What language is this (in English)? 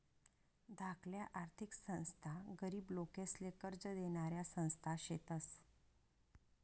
Marathi